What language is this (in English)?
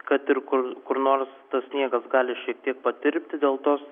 Lithuanian